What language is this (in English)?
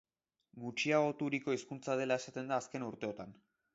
Basque